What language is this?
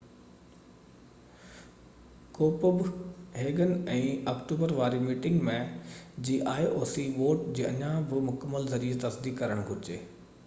Sindhi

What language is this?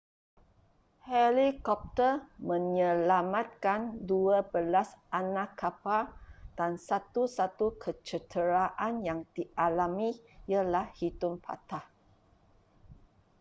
Malay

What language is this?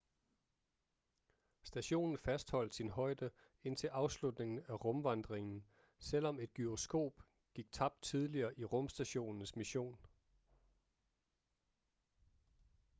Danish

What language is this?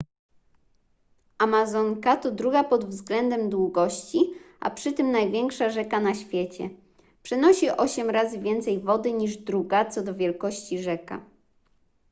Polish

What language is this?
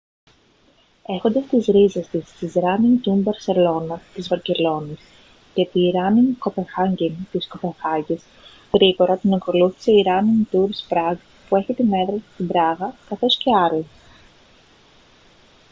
Greek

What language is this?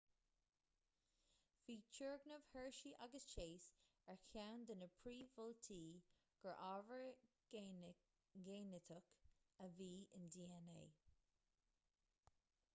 Irish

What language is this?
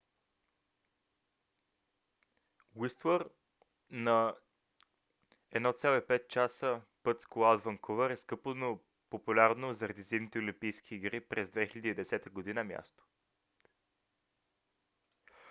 Bulgarian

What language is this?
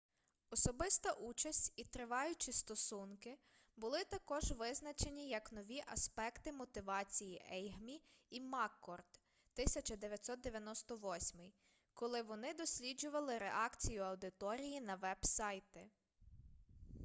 Ukrainian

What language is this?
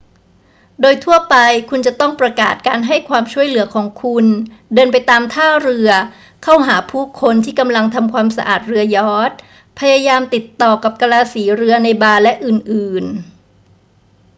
Thai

